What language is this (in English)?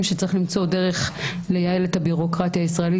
Hebrew